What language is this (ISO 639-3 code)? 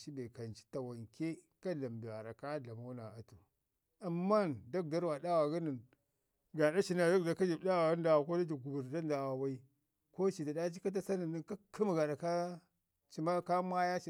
ngi